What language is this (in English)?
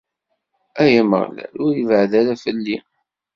Kabyle